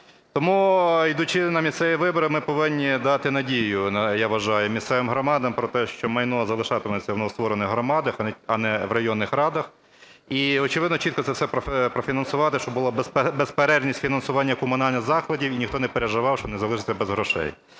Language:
Ukrainian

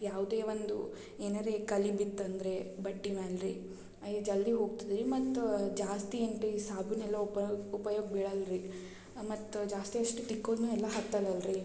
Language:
Kannada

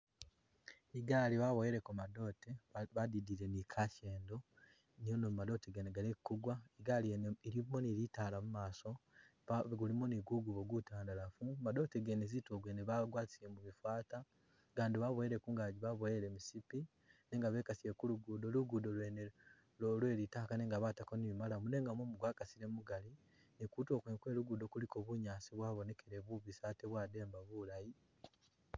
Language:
Masaaba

